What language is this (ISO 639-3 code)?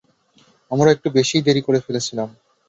ben